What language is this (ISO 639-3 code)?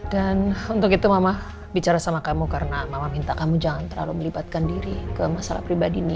ind